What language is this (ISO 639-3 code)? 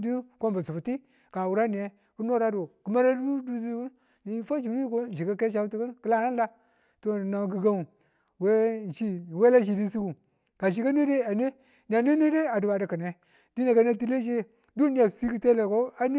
tul